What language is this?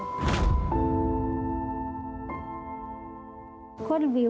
Thai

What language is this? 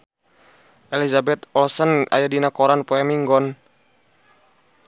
Sundanese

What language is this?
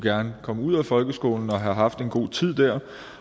Danish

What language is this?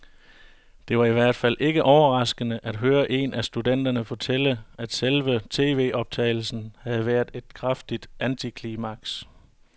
Danish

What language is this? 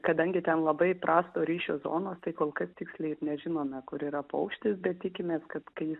Lithuanian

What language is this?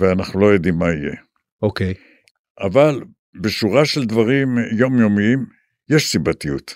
Hebrew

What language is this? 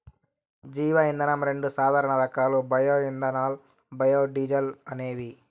Telugu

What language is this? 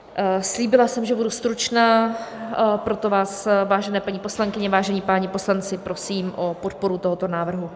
Czech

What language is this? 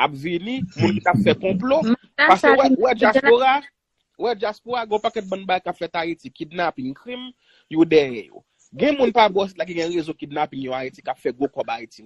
French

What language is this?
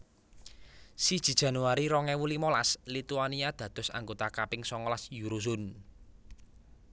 Javanese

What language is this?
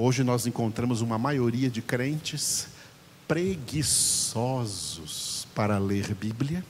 Portuguese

